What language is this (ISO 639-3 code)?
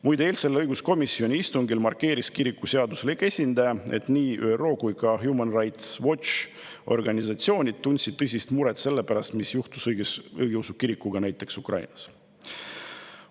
est